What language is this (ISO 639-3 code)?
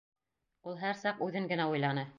bak